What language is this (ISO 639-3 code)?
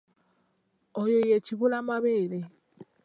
lug